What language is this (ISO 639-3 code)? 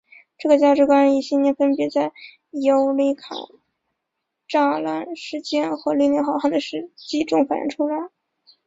zho